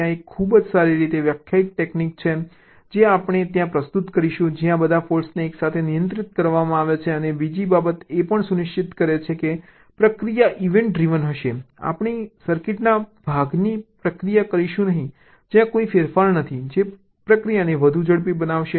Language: Gujarati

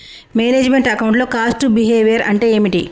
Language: Telugu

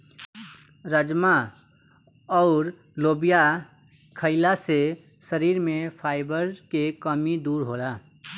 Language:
Bhojpuri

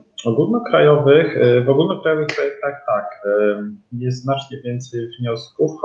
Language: Polish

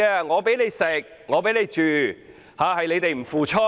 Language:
Cantonese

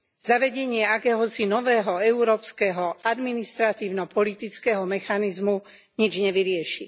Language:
Slovak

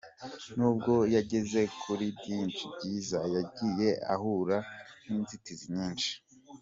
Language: Kinyarwanda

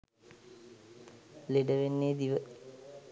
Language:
Sinhala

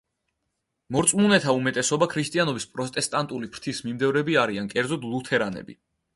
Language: Georgian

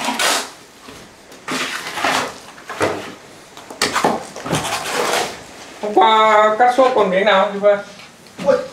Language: Vietnamese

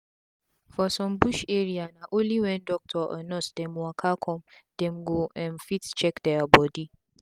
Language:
Nigerian Pidgin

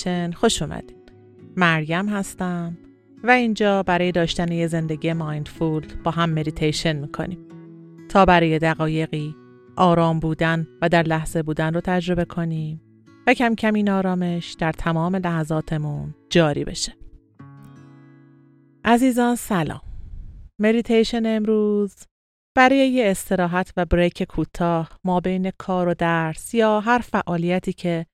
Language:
Persian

